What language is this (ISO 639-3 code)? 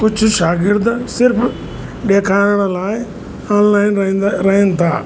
snd